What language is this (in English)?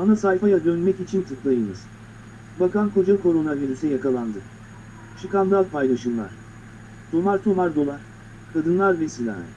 Turkish